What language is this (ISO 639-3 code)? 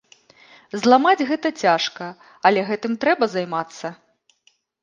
bel